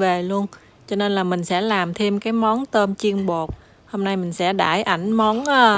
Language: Vietnamese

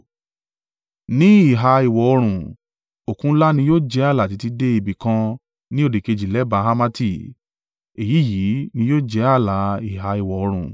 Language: Yoruba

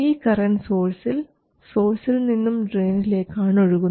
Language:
Malayalam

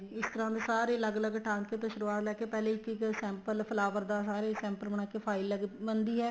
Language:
Punjabi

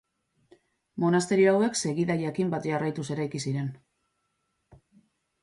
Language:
Basque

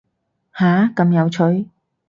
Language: Cantonese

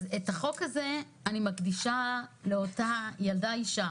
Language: Hebrew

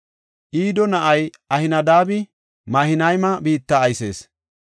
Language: Gofa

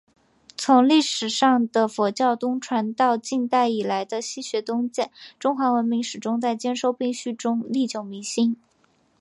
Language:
Chinese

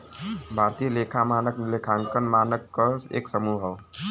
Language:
Bhojpuri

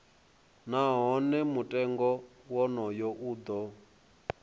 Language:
Venda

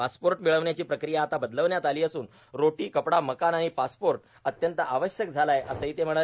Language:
Marathi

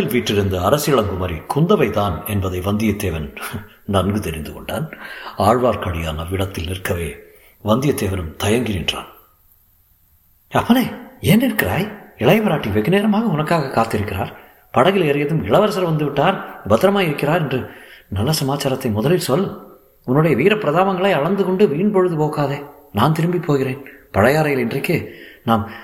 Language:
Tamil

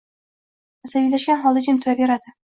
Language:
Uzbek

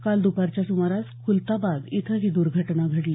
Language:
Marathi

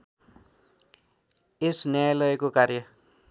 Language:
Nepali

